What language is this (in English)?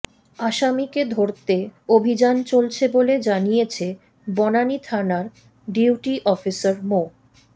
Bangla